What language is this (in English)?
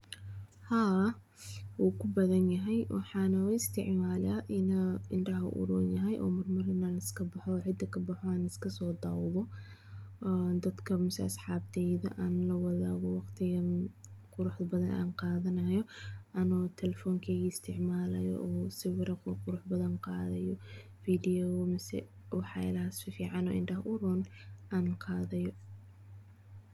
Somali